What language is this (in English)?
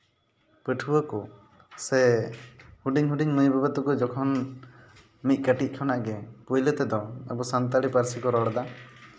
Santali